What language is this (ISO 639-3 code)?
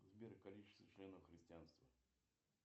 rus